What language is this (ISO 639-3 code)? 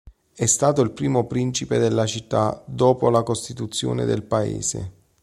ita